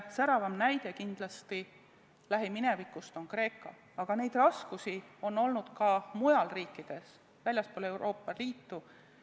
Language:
Estonian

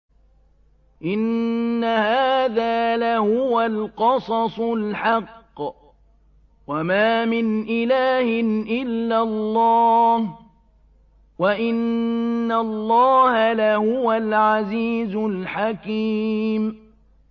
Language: Arabic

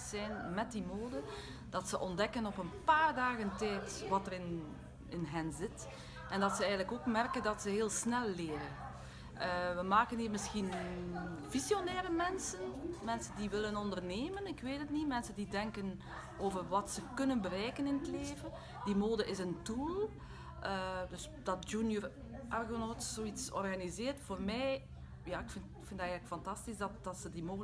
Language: Dutch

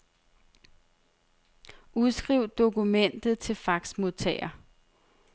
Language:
Danish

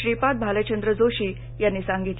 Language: Marathi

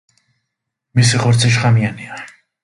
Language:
Georgian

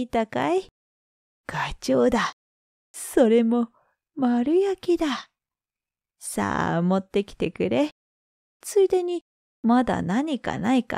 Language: Japanese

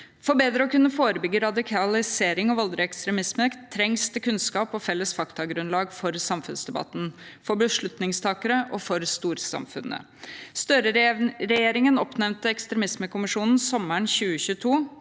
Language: Norwegian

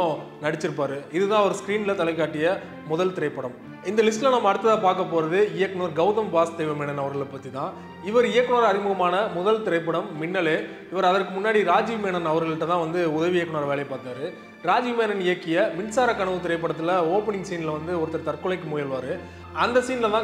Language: Romanian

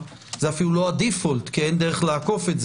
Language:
Hebrew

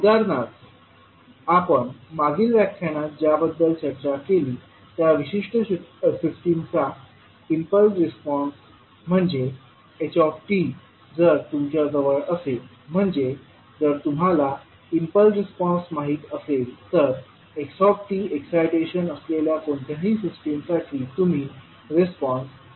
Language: Marathi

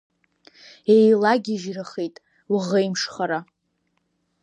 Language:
Abkhazian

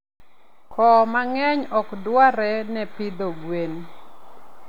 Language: Luo (Kenya and Tanzania)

